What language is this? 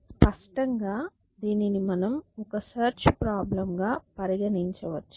Telugu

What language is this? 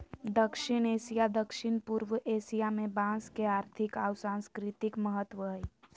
Magahi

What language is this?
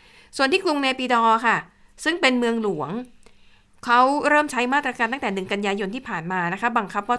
Thai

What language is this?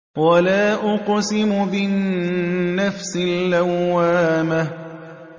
Arabic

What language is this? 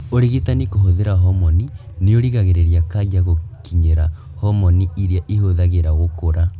Kikuyu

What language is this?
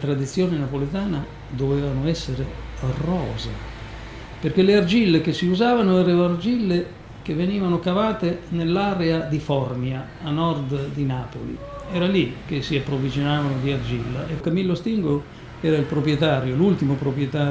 Italian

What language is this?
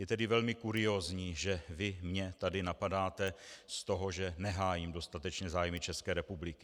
Czech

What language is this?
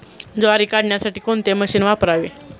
Marathi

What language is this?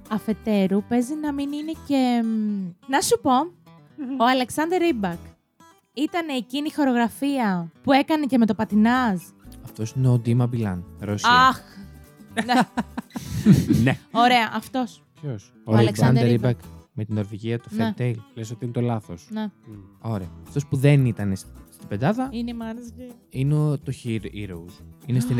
Greek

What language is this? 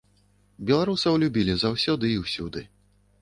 Belarusian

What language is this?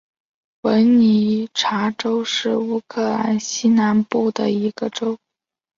Chinese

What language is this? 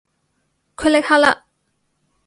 Cantonese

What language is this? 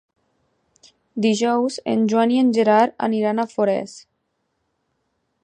Catalan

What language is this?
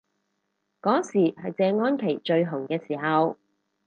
Cantonese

